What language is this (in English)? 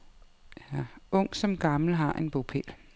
Danish